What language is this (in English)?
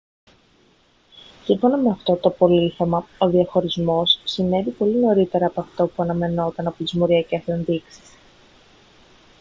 Greek